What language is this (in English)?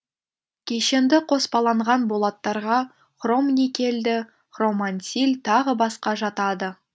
Kazakh